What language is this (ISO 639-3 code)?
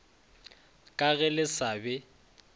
nso